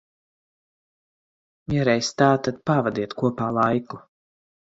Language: Latvian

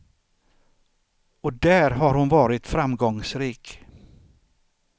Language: Swedish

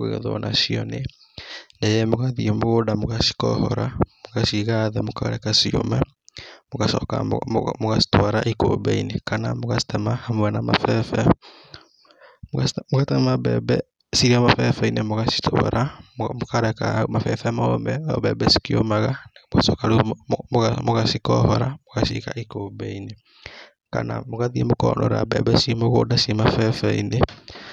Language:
Kikuyu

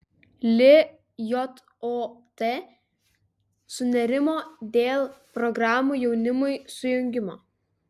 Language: Lithuanian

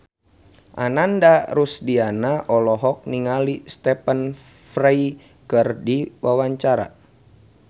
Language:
Sundanese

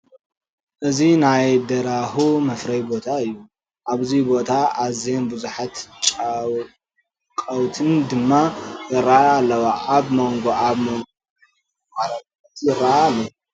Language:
Tigrinya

